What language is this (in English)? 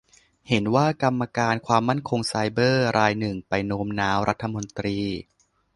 Thai